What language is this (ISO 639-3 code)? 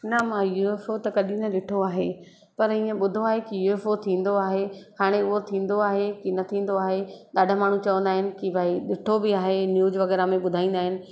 snd